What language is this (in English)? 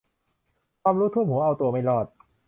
Thai